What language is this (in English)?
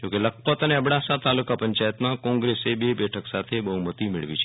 Gujarati